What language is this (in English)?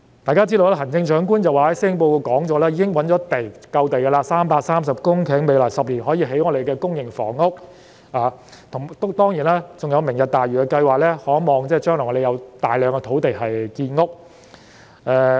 Cantonese